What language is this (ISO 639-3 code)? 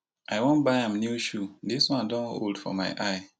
pcm